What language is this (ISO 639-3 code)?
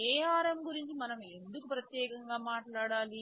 tel